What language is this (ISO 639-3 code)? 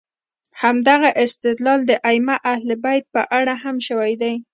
pus